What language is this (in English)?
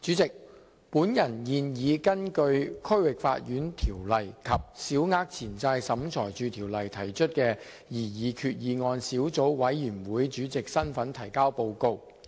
Cantonese